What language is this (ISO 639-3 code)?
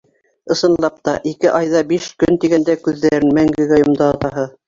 bak